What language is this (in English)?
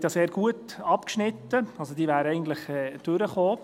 Swiss German